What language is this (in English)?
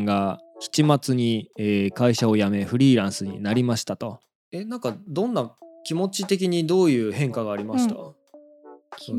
Japanese